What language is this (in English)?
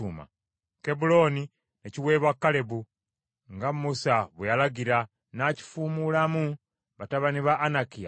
Ganda